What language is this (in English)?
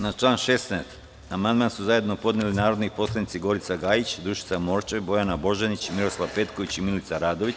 Serbian